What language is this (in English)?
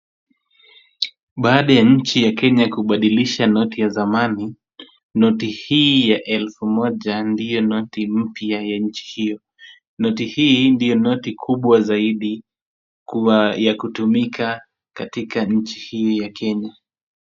Swahili